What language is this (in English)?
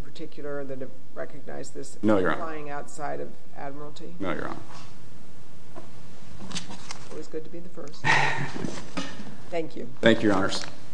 English